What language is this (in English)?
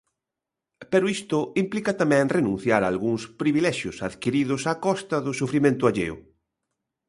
Galician